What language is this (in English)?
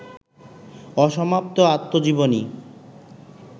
Bangla